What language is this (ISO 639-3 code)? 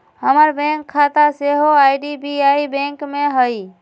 mag